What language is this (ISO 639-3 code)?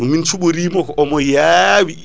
ful